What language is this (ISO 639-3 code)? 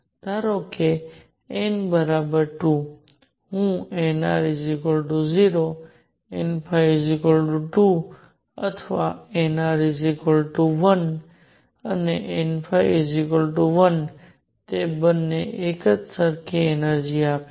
guj